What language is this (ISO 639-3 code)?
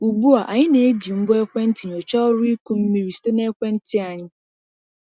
ibo